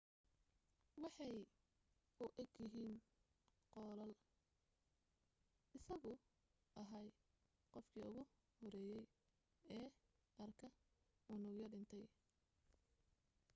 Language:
Somali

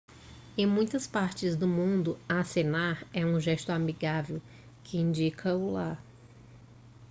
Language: Portuguese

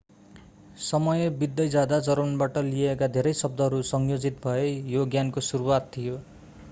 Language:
Nepali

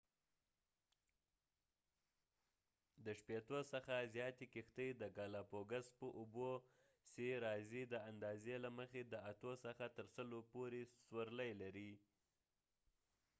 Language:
Pashto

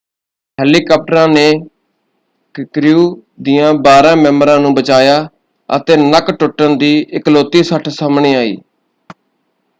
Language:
Punjabi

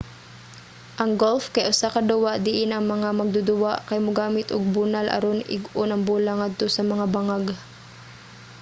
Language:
Cebuano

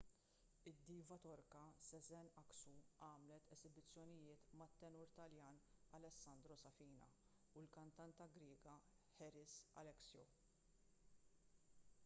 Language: Maltese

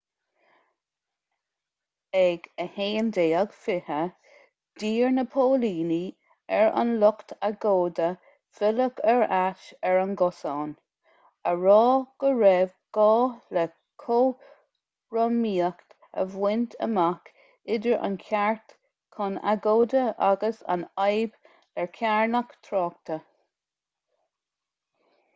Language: Irish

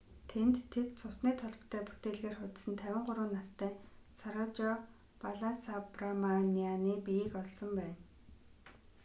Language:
Mongolian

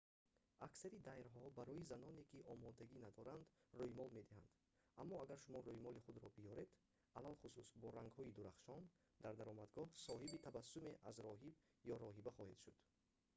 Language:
Tajik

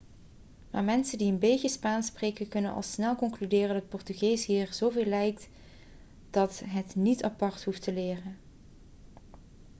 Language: Dutch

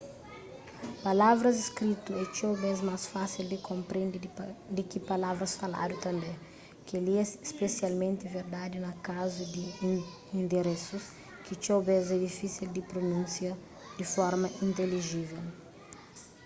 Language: Kabuverdianu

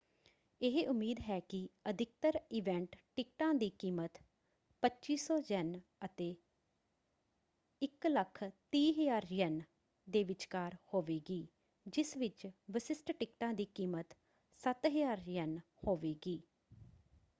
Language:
Punjabi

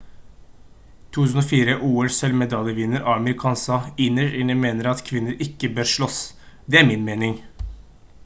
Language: Norwegian Bokmål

